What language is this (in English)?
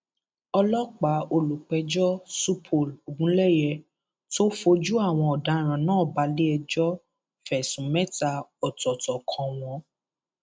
Yoruba